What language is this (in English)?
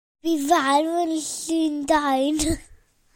Welsh